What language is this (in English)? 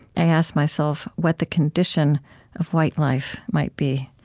English